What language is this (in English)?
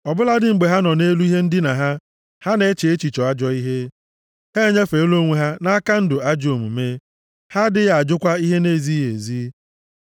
Igbo